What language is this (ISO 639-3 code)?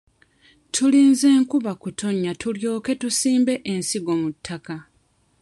lug